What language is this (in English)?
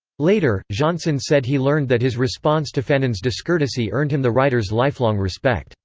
English